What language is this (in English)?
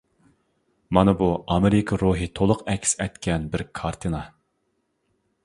Uyghur